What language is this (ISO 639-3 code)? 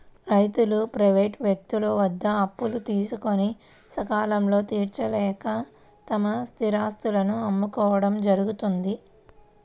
tel